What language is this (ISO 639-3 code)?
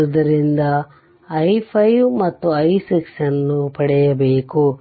kan